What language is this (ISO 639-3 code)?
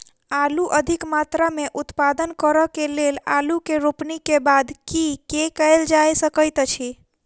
mai